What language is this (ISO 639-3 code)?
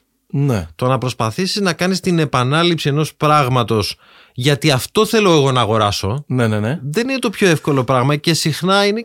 ell